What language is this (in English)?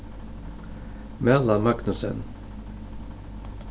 Faroese